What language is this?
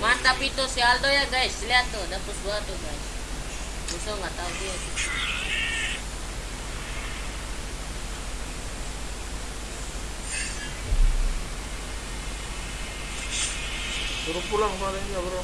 Indonesian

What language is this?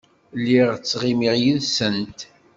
Kabyle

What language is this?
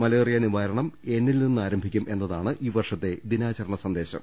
Malayalam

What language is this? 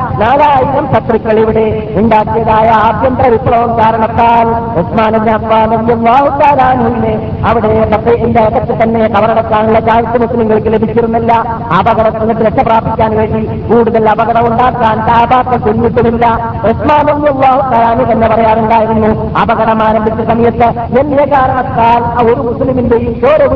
Malayalam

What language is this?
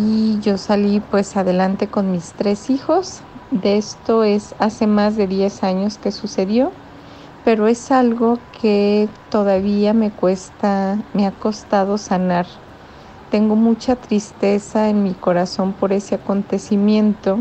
Spanish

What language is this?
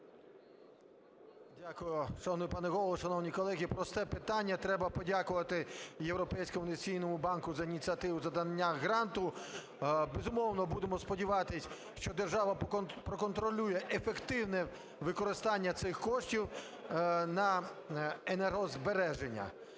Ukrainian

